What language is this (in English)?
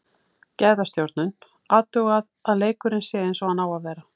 Icelandic